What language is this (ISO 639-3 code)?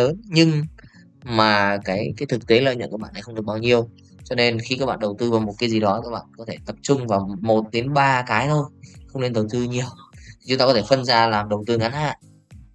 vie